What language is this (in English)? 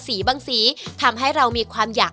Thai